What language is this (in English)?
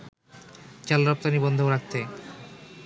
Bangla